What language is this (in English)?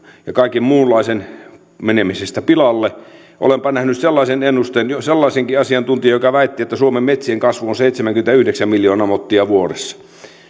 Finnish